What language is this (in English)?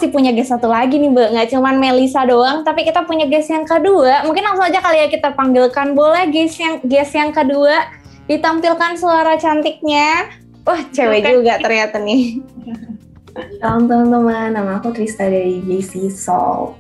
Indonesian